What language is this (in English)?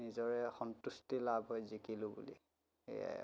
Assamese